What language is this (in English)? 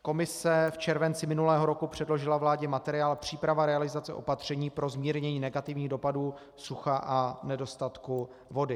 Czech